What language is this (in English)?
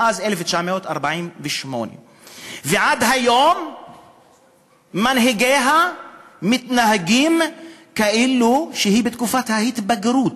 Hebrew